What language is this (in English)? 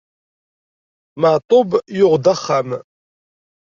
Kabyle